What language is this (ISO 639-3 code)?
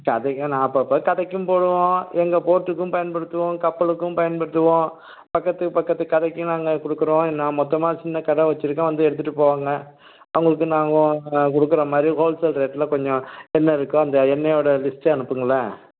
tam